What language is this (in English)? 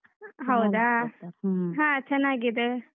Kannada